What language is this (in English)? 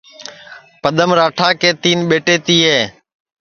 Sansi